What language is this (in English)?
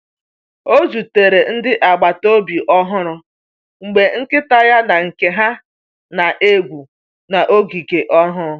Igbo